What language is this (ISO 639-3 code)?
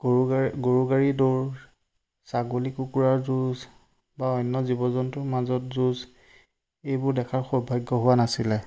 asm